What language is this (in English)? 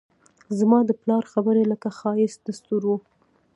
Pashto